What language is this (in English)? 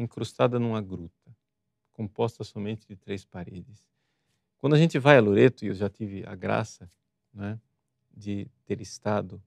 Portuguese